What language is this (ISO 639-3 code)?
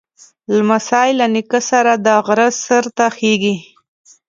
pus